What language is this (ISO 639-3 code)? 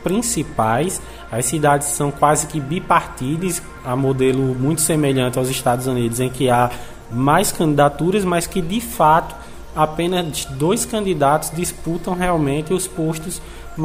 por